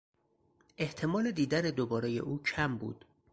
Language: Persian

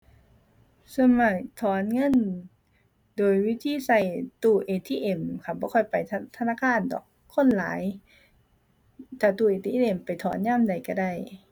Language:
Thai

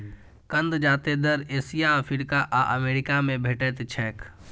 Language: Maithili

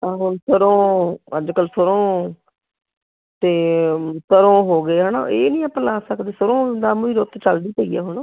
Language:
Punjabi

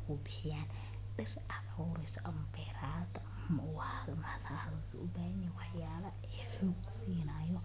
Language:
Somali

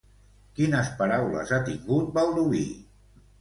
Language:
Catalan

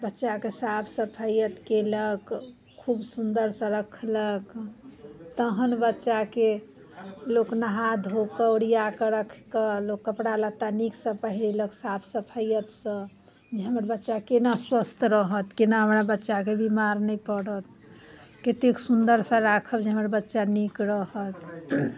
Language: Maithili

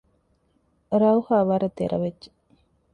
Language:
Divehi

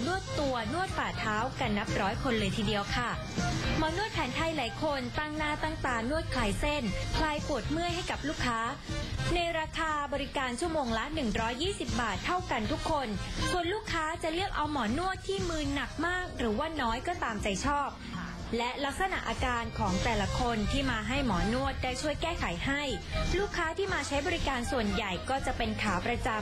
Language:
Thai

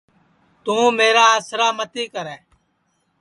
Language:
Sansi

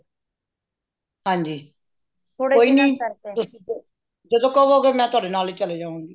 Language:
Punjabi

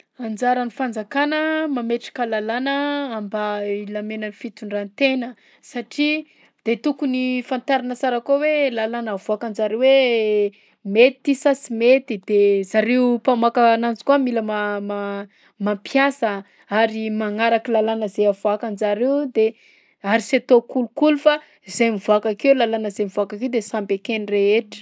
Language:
Southern Betsimisaraka Malagasy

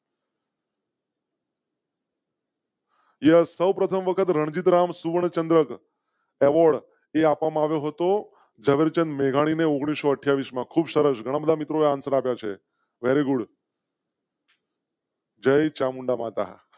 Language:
Gujarati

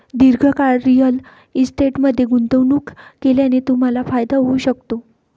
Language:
Marathi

